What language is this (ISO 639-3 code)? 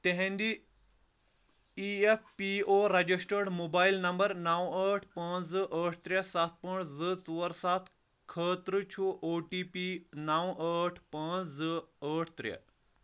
kas